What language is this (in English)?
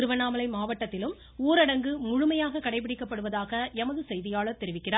Tamil